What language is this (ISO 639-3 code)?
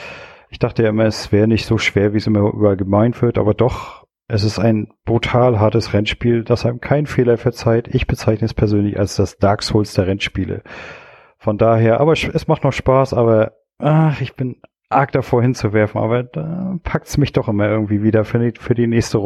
deu